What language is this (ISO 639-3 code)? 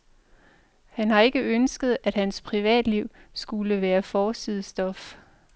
dan